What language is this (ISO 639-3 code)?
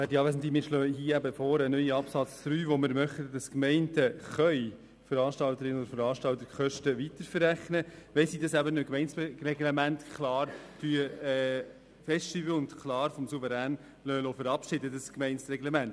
gsw